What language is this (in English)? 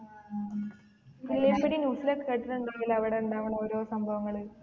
Malayalam